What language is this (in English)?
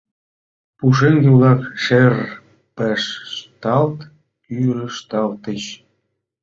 Mari